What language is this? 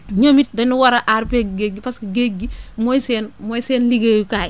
Wolof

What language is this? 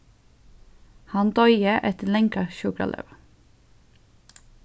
Faroese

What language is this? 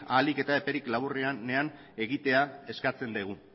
Basque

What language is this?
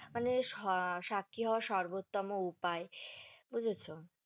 Bangla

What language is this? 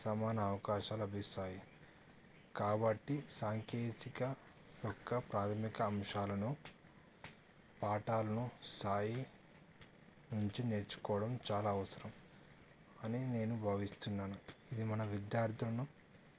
Telugu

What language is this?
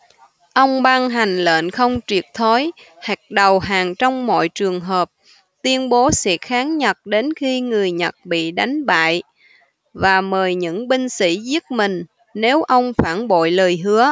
Vietnamese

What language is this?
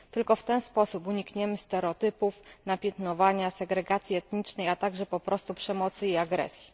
Polish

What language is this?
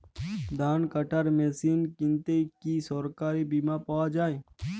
Bangla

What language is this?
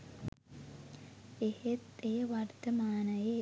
Sinhala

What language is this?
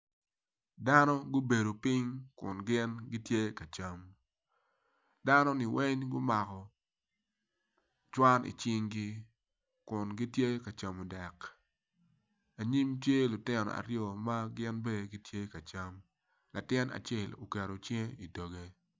Acoli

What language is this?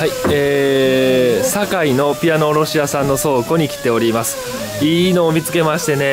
Japanese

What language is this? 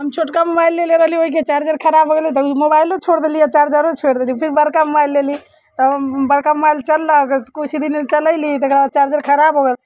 Maithili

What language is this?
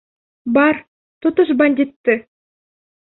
Bashkir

